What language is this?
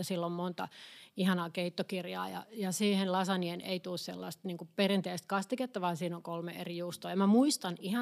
Finnish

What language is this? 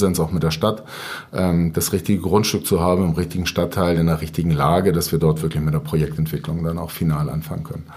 German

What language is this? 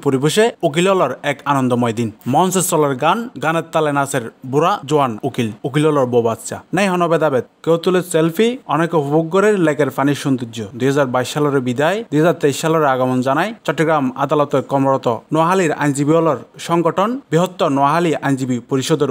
Turkish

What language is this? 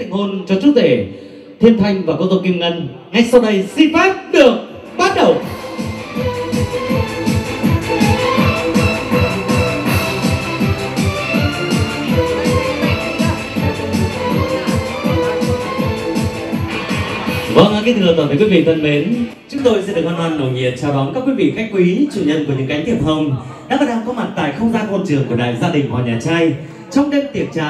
Vietnamese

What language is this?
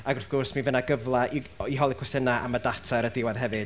Welsh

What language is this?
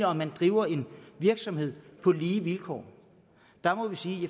Danish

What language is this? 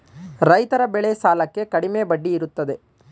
Kannada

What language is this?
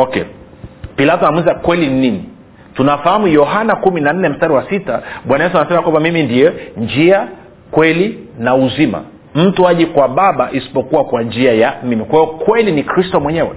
Swahili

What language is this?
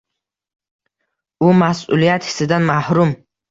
Uzbek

